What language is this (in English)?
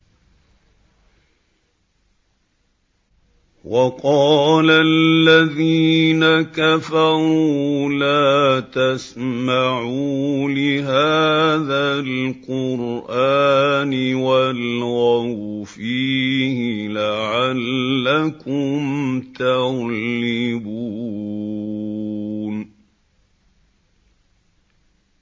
Arabic